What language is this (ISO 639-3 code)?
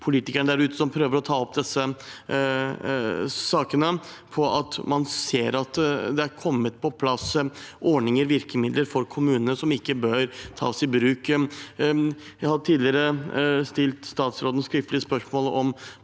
nor